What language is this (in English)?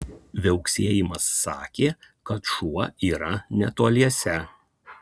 Lithuanian